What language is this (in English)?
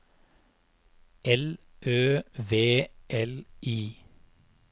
Norwegian